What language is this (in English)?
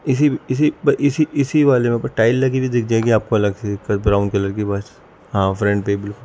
Urdu